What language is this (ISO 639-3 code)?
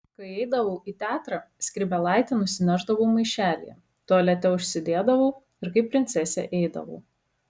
lit